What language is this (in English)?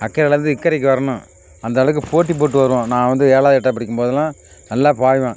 Tamil